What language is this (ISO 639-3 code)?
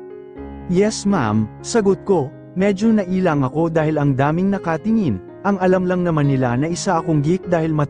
fil